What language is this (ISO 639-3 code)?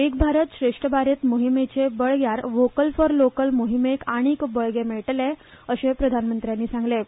kok